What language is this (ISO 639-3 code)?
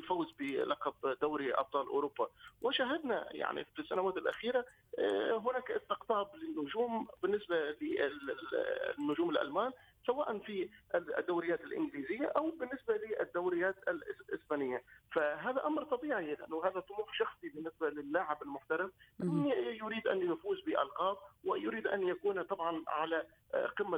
ara